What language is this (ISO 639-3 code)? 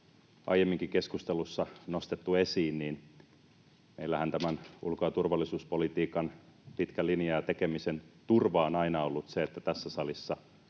fin